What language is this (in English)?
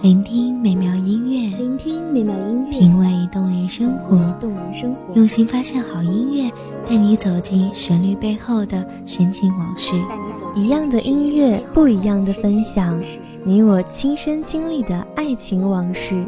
Chinese